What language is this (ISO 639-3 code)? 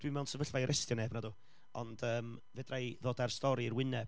cym